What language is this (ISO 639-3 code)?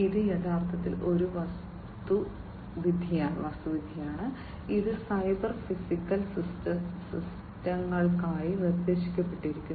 mal